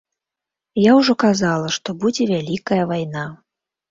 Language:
Belarusian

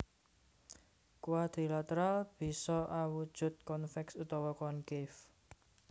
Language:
Javanese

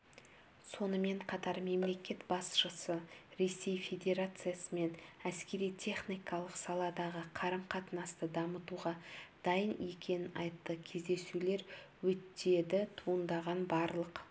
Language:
Kazakh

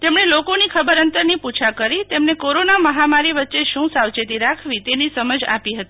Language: Gujarati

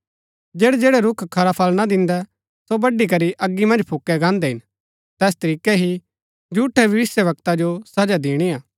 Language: Gaddi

